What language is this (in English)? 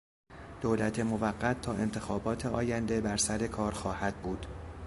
Persian